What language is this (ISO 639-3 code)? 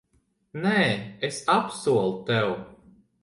lav